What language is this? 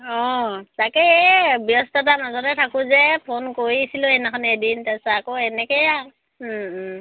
Assamese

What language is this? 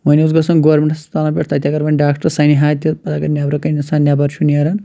Kashmiri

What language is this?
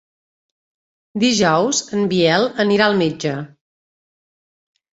Catalan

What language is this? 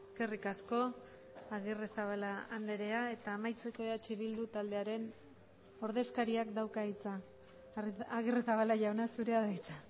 Basque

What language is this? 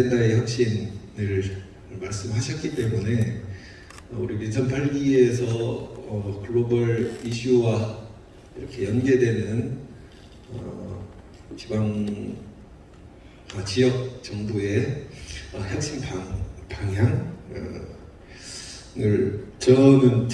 Korean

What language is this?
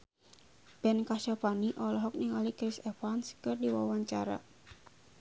Sundanese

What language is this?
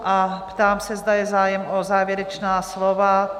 Czech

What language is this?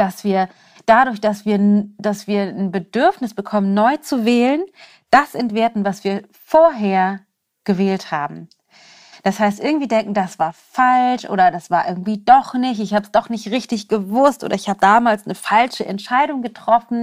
German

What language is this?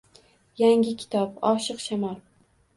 Uzbek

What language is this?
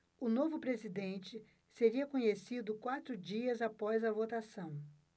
Portuguese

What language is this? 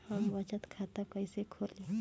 Bhojpuri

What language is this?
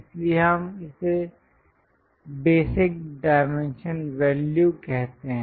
Hindi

